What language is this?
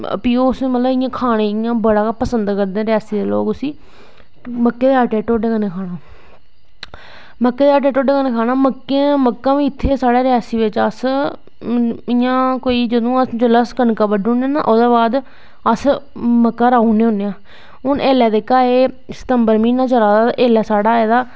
Dogri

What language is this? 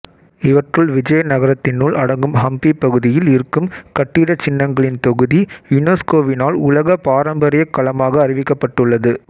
Tamil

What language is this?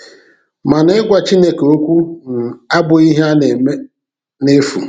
Igbo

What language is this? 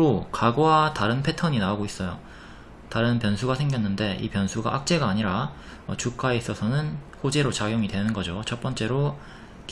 Korean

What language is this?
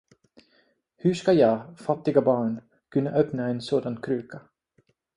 Swedish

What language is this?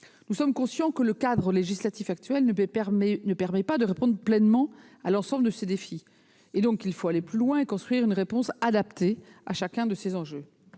French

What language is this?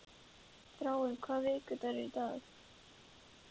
Icelandic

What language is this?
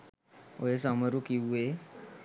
Sinhala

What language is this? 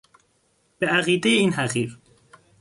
Persian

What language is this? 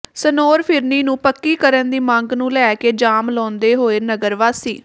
Punjabi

